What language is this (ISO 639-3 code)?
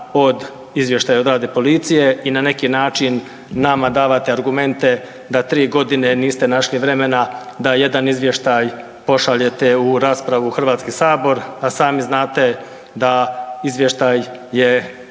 hrv